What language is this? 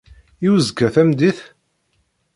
Kabyle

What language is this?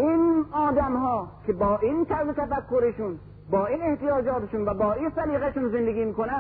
Persian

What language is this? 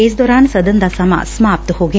Punjabi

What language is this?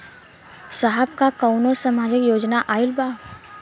Bhojpuri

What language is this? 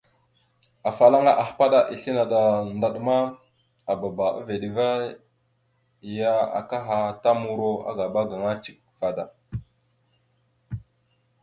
Mada (Cameroon)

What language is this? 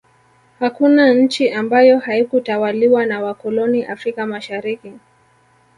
Swahili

